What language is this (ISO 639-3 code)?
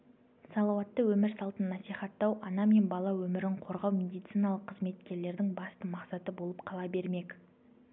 kaz